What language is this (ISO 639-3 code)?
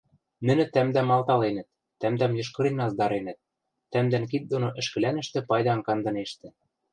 mrj